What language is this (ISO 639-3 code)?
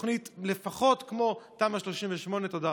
heb